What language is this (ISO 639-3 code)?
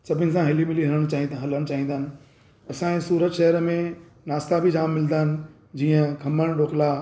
snd